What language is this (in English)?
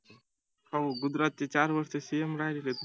Marathi